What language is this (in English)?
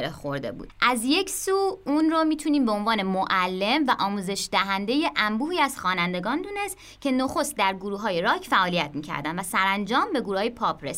Persian